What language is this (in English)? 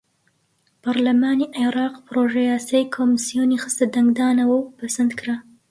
Central Kurdish